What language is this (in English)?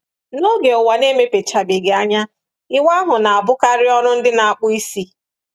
Igbo